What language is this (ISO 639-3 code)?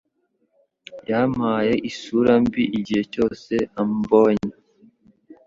kin